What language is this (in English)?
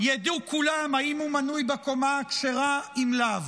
Hebrew